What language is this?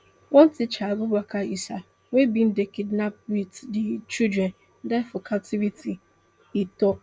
Nigerian Pidgin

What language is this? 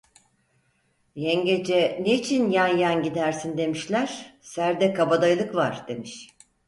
Turkish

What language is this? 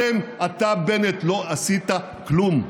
Hebrew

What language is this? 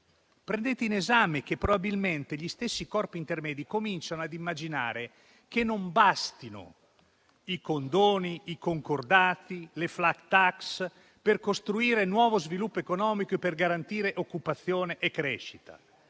Italian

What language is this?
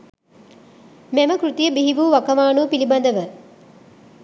Sinhala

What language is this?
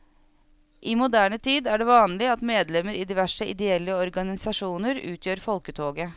Norwegian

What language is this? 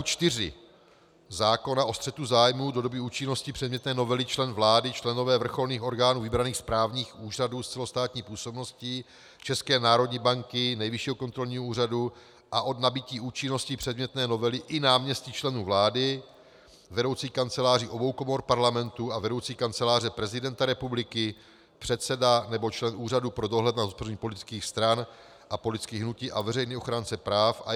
Czech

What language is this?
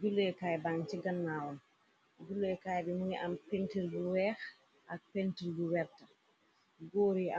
Wolof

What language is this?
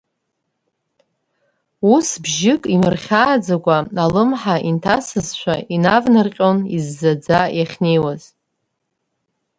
Abkhazian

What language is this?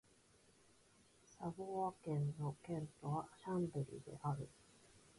Japanese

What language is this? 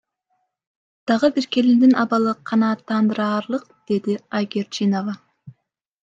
Kyrgyz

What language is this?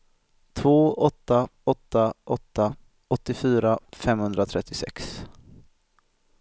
Swedish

